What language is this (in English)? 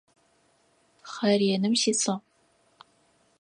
Adyghe